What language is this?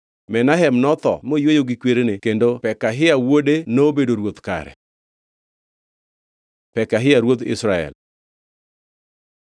Luo (Kenya and Tanzania)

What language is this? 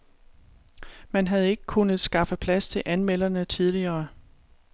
Danish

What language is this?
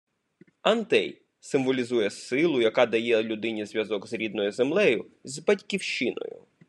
Ukrainian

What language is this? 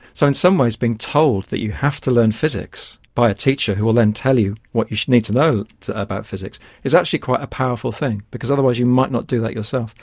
English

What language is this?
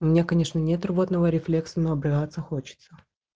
Russian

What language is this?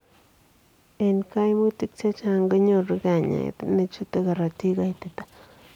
Kalenjin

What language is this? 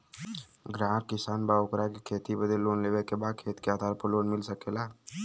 Bhojpuri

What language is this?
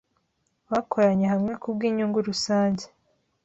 Kinyarwanda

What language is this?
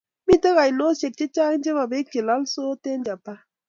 Kalenjin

